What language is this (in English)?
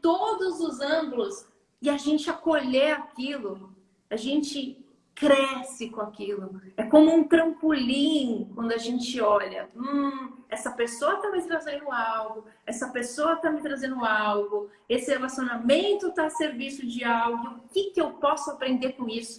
Portuguese